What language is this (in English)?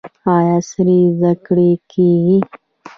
Pashto